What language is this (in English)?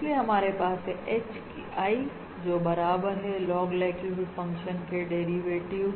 Hindi